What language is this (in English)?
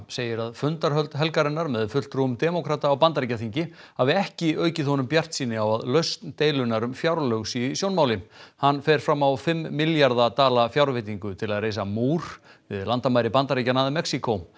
Icelandic